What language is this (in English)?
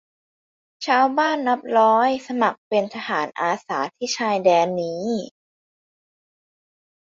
Thai